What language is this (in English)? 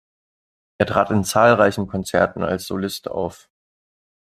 German